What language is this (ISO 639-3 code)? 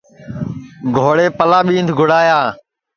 ssi